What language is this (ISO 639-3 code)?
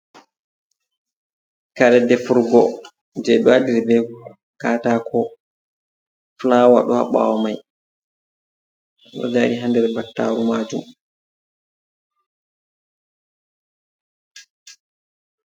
ful